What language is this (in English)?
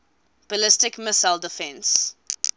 English